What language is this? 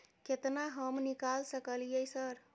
Maithili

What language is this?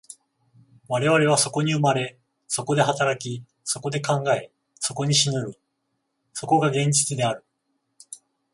Japanese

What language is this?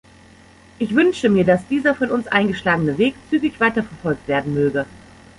German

